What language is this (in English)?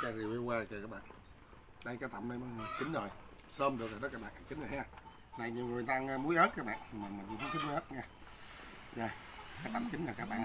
Vietnamese